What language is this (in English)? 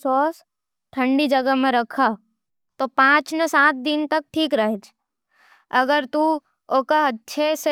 Nimadi